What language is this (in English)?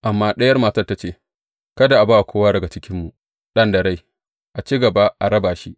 Hausa